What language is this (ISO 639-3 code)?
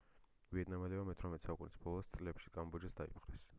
kat